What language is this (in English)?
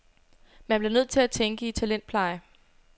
Danish